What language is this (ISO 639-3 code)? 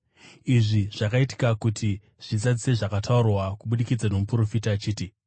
sna